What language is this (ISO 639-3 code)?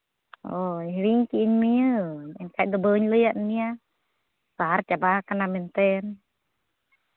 sat